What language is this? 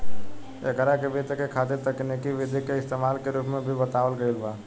Bhojpuri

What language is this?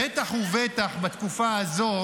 Hebrew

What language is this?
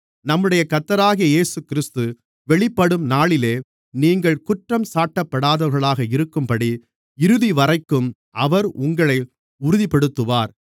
Tamil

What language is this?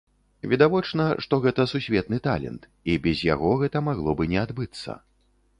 Belarusian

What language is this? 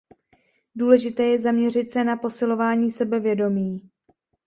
Czech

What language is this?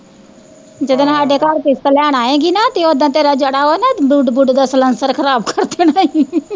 Punjabi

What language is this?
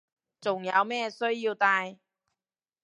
Cantonese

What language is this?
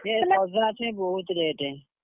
Odia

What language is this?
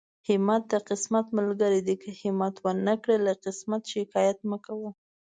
Pashto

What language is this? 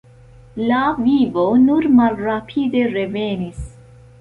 Esperanto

